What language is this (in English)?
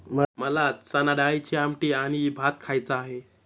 Marathi